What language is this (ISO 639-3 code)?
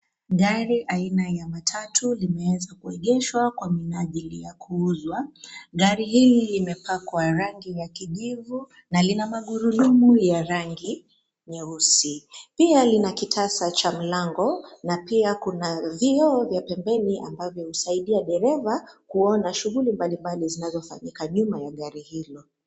swa